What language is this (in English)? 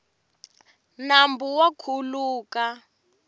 Tsonga